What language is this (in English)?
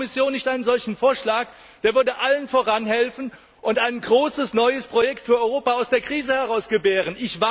German